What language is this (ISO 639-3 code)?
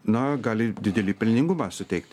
lit